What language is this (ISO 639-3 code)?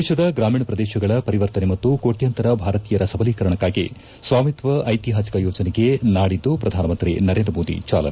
kan